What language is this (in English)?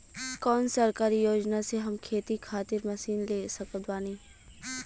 Bhojpuri